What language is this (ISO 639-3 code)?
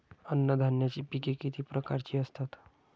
mar